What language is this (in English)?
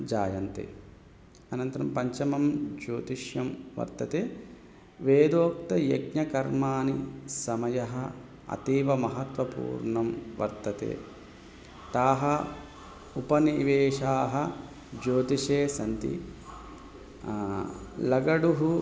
Sanskrit